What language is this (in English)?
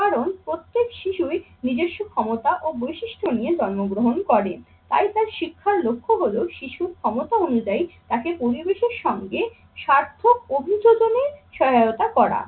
Bangla